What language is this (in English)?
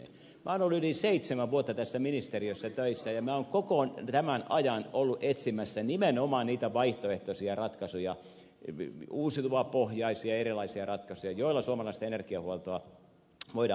Finnish